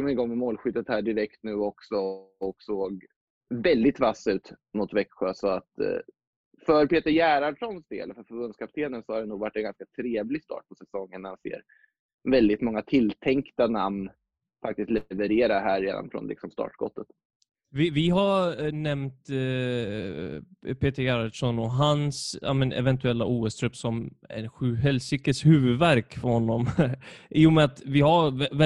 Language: Swedish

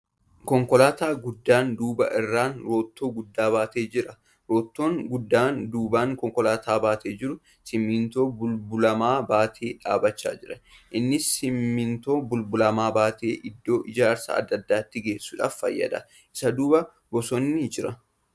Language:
Oromo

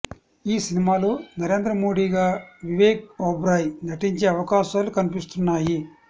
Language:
Telugu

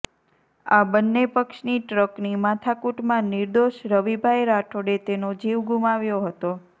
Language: Gujarati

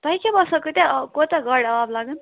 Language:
Kashmiri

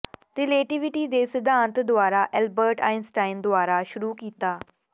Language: Punjabi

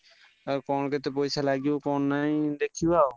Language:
Odia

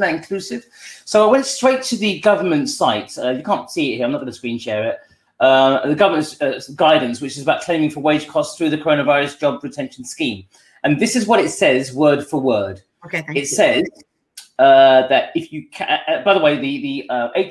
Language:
English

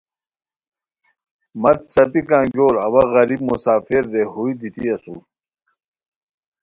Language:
Khowar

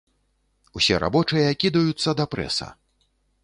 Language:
Belarusian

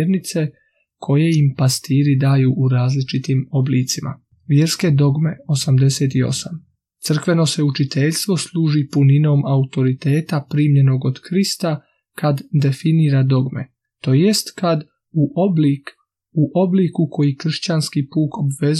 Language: Croatian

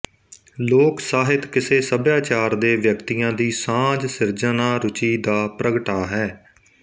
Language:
Punjabi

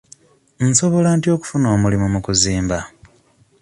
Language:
Ganda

